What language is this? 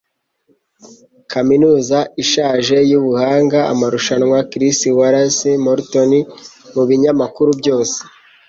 Kinyarwanda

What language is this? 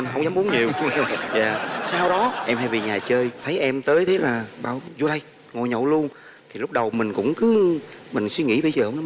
Vietnamese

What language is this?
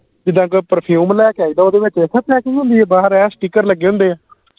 Punjabi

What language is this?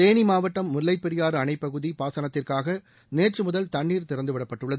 Tamil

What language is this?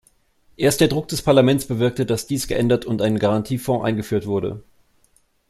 German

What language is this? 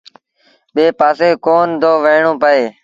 Sindhi Bhil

